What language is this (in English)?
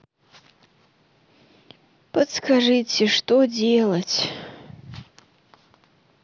Russian